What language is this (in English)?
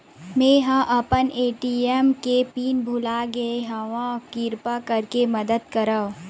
Chhattisgarhi